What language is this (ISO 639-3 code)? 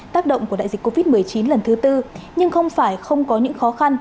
vie